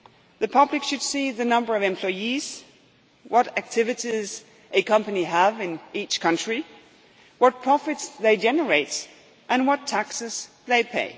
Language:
English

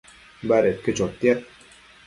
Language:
Matsés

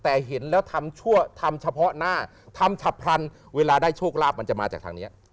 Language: Thai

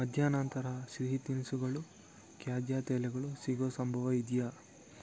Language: Kannada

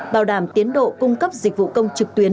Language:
Vietnamese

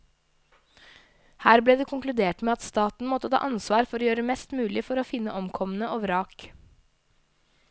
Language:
Norwegian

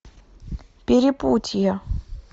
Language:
Russian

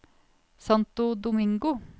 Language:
Norwegian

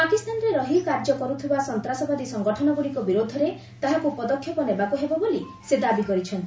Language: Odia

